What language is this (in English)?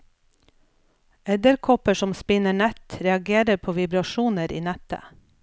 Norwegian